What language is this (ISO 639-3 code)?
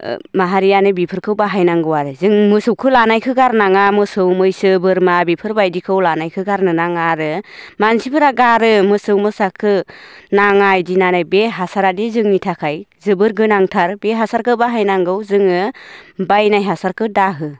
brx